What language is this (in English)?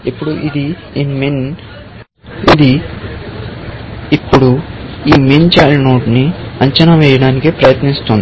Telugu